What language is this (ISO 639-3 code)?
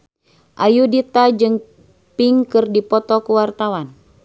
sun